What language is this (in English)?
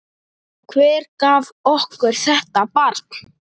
Icelandic